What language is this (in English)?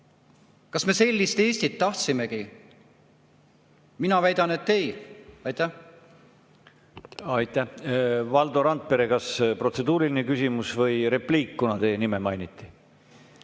Estonian